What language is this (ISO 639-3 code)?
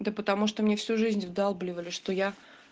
rus